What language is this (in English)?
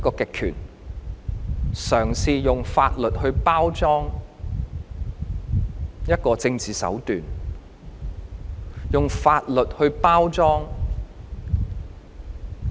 Cantonese